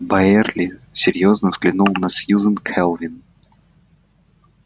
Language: Russian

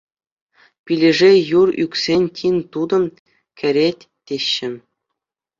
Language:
Chuvash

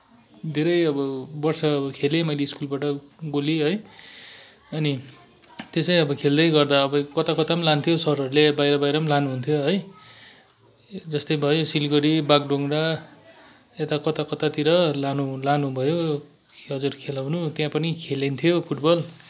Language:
Nepali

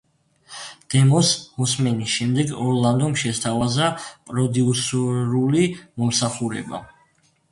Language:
Georgian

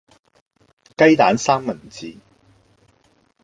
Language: Cantonese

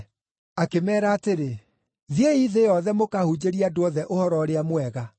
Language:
Kikuyu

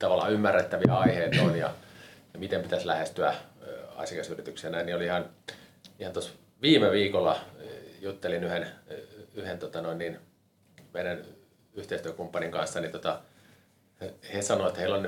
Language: Finnish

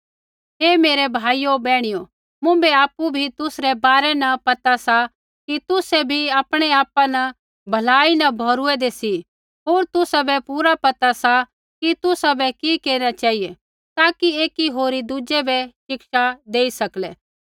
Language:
Kullu Pahari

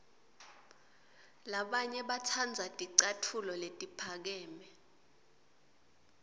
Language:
Swati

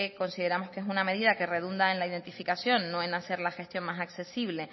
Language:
Spanish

